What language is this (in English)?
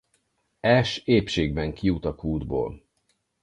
Hungarian